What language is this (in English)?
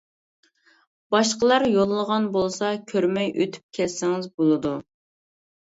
Uyghur